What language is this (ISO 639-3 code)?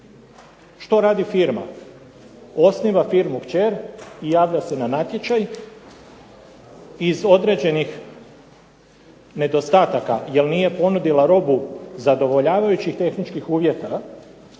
hrv